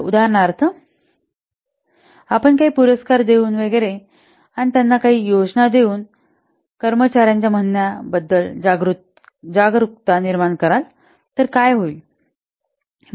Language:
Marathi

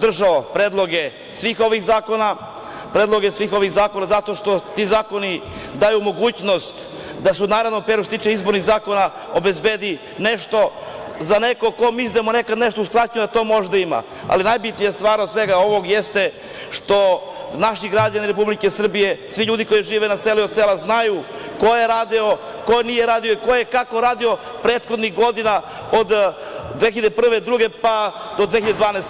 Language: Serbian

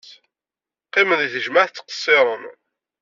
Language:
Kabyle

